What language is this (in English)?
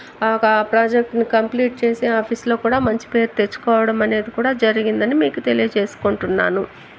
Telugu